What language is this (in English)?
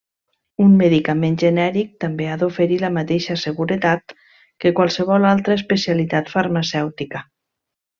Catalan